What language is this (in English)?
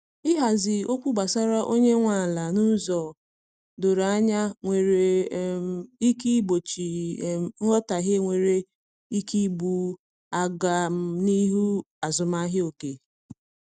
Igbo